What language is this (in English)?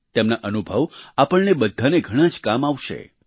Gujarati